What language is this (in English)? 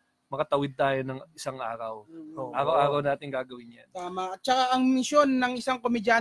Filipino